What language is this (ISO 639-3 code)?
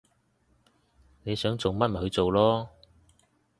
yue